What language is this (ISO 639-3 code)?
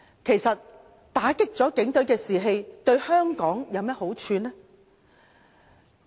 yue